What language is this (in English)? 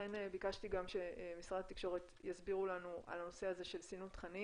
Hebrew